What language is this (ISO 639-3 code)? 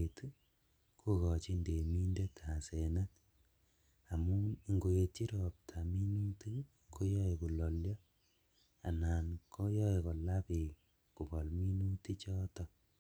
kln